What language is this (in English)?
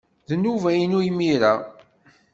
Kabyle